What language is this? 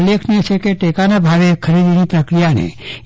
Gujarati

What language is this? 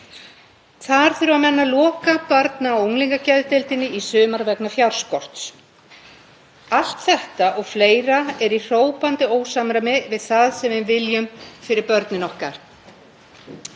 Icelandic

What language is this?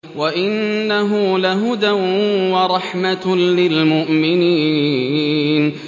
Arabic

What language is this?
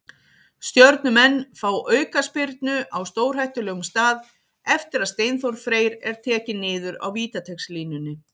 Icelandic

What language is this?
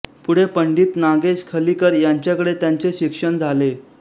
Marathi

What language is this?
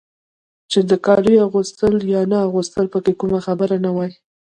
Pashto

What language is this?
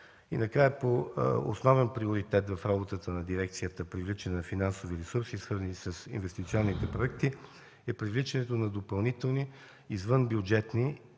Bulgarian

